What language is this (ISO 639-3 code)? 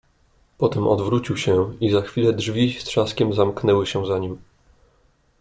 pol